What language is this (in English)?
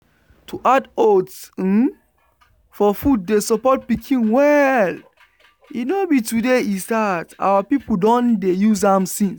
Nigerian Pidgin